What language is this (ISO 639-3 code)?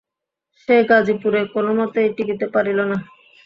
ben